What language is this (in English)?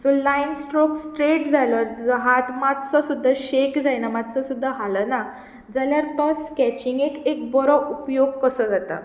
Konkani